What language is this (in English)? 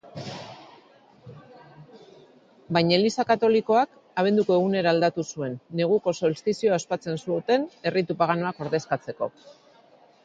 Basque